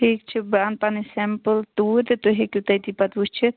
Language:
Kashmiri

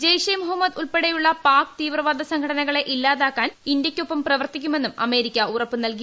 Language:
Malayalam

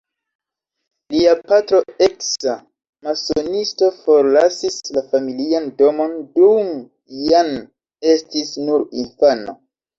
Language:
Esperanto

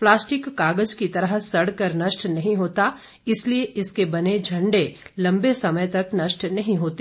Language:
Hindi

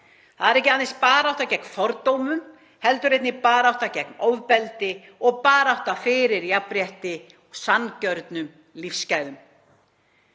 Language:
Icelandic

